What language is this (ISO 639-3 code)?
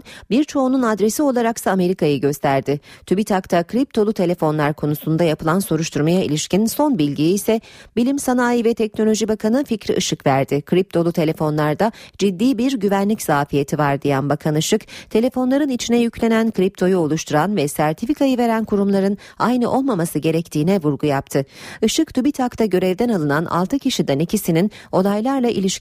tur